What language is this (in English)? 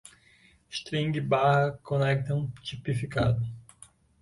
Portuguese